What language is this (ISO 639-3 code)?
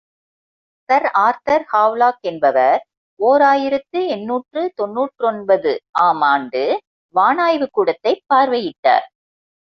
tam